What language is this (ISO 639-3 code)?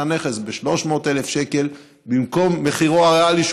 heb